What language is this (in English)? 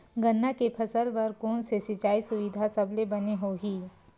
Chhattisgarhi